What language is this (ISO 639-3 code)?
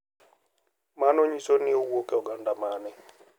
luo